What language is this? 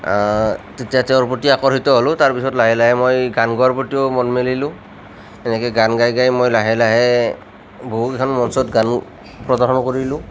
Assamese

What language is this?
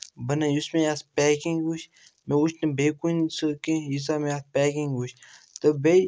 Kashmiri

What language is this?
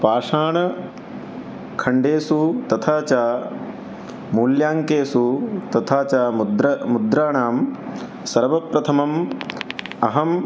Sanskrit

